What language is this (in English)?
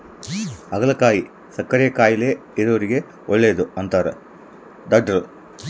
Kannada